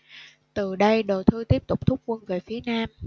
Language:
Vietnamese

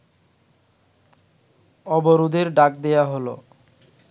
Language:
Bangla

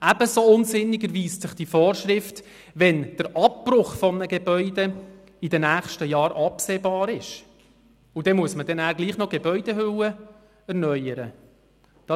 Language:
Swiss German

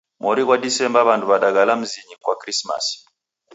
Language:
Taita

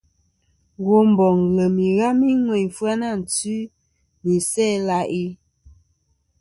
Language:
Kom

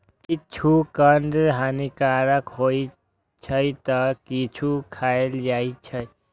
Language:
Maithili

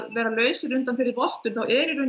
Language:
Icelandic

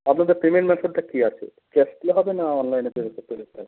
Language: Bangla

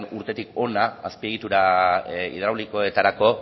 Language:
Basque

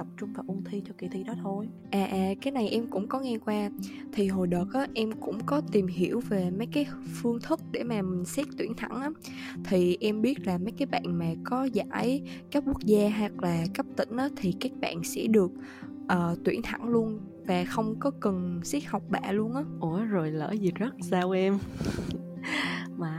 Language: Vietnamese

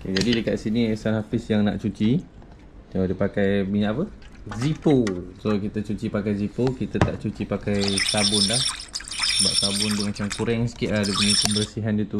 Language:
Malay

